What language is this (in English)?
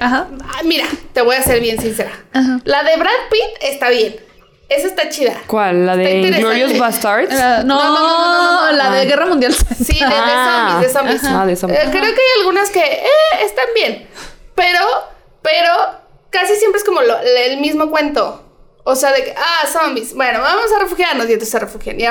Spanish